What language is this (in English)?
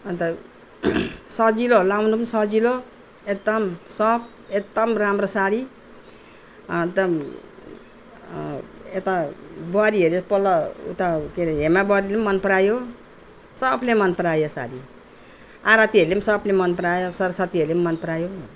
Nepali